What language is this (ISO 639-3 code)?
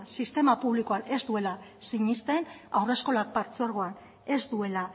eus